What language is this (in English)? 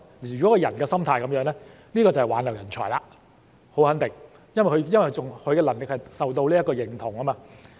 Cantonese